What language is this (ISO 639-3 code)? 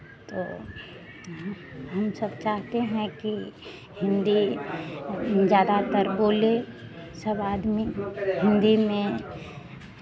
hin